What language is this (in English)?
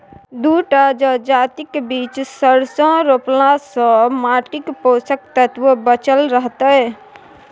Maithili